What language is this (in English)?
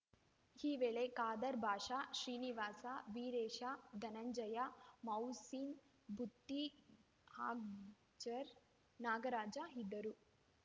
Kannada